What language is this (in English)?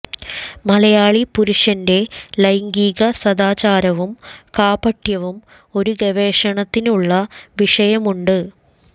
Malayalam